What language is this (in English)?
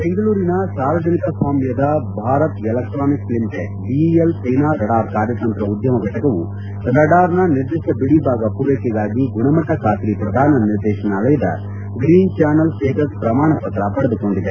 Kannada